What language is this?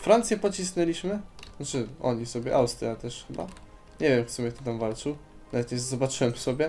Polish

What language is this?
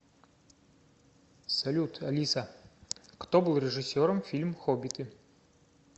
Russian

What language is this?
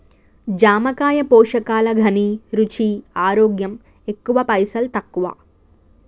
Telugu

